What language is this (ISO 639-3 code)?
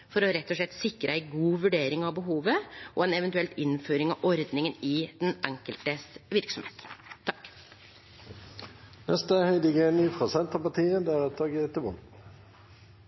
nno